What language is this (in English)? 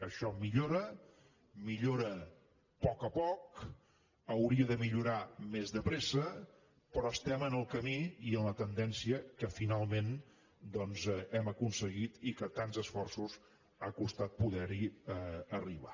Catalan